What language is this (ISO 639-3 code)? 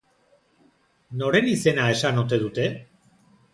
eus